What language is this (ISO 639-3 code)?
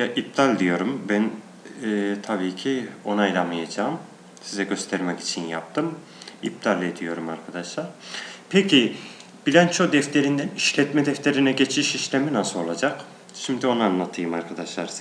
tur